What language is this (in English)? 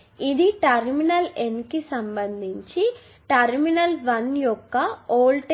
Telugu